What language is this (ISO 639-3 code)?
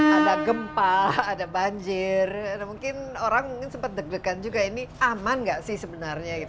ind